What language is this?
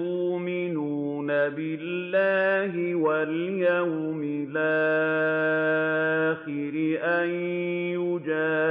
Arabic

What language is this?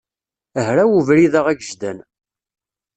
Kabyle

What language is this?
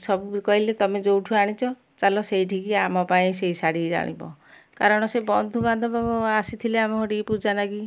Odia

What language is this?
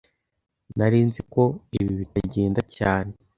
Kinyarwanda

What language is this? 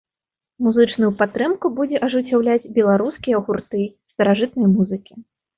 Belarusian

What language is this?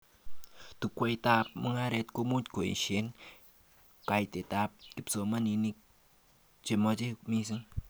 Kalenjin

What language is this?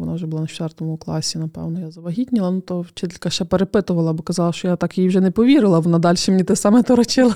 Ukrainian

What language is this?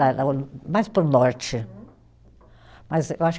Portuguese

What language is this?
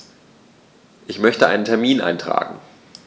German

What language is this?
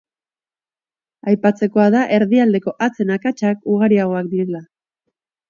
Basque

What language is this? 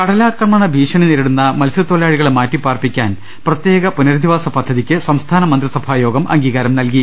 Malayalam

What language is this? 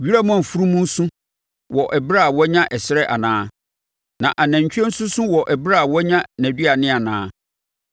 Akan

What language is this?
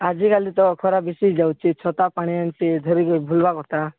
Odia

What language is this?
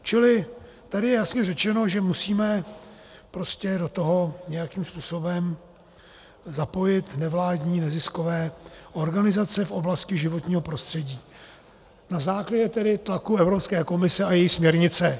Czech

